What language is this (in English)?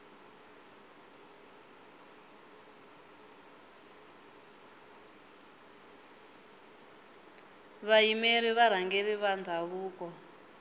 Tsonga